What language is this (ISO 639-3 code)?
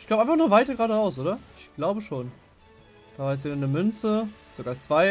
deu